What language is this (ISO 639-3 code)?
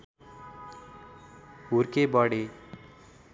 nep